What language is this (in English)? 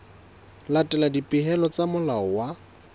Southern Sotho